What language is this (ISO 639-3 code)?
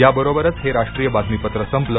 mar